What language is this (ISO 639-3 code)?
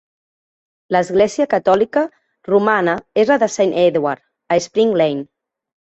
cat